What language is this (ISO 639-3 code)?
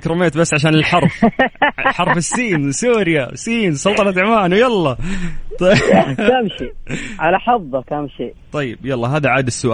ara